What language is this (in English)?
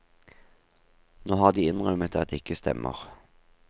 Norwegian